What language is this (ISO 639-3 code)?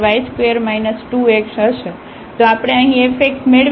guj